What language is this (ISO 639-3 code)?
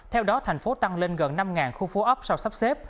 vie